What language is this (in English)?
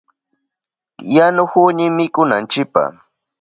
Southern Pastaza Quechua